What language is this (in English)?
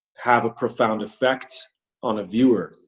English